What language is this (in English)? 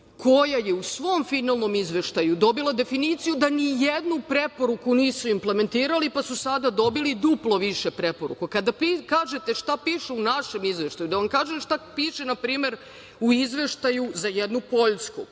Serbian